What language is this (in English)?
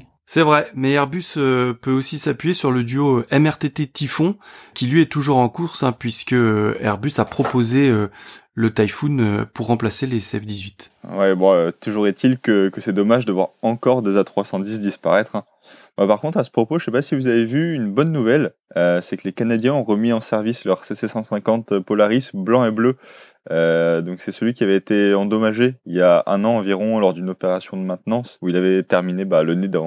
French